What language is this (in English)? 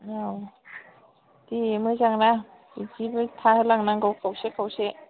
Bodo